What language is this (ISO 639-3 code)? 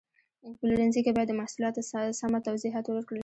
pus